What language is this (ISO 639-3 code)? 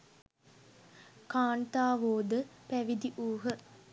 sin